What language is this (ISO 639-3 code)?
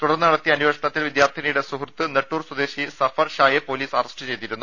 mal